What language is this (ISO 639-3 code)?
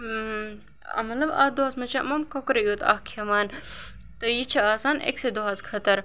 kas